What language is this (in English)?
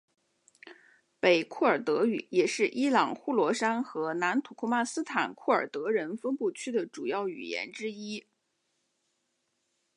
Chinese